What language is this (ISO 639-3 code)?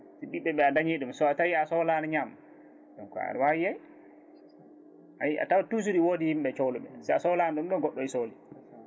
ful